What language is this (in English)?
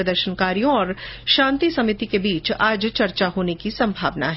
Hindi